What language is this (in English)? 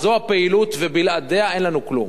Hebrew